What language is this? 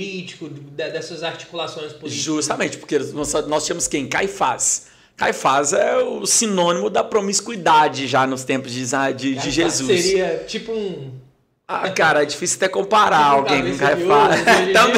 Portuguese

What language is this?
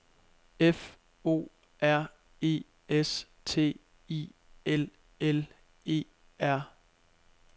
Danish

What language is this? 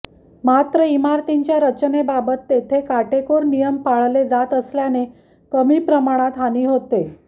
Marathi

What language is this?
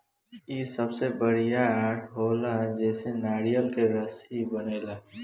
Bhojpuri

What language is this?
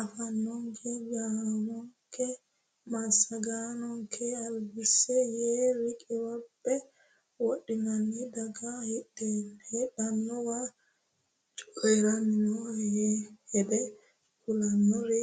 Sidamo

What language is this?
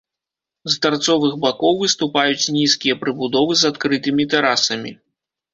Belarusian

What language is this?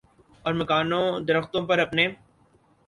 Urdu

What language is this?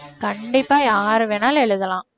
Tamil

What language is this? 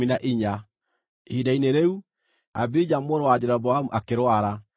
Kikuyu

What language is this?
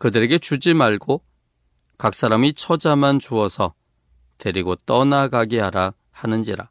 Korean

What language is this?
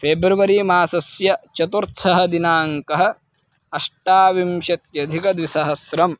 Sanskrit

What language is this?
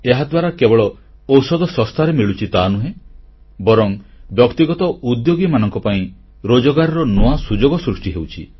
Odia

